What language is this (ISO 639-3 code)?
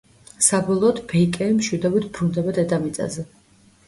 kat